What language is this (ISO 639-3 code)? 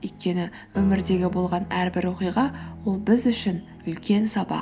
kaz